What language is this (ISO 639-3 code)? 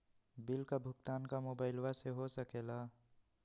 mag